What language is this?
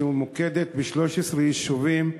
Hebrew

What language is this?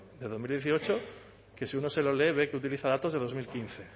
Spanish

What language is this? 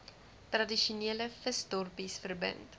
Afrikaans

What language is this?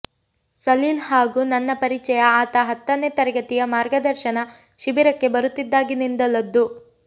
Kannada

